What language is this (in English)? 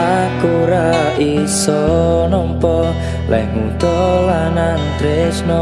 Indonesian